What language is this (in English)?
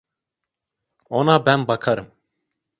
Turkish